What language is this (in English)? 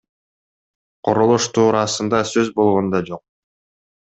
Kyrgyz